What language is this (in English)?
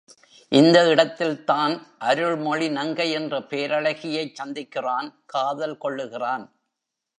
Tamil